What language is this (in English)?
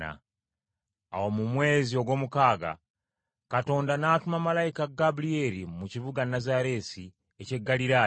Ganda